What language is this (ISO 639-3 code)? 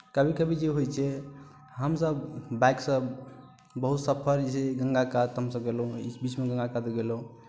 mai